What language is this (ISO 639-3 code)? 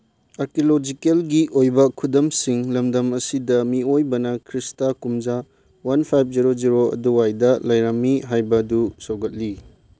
mni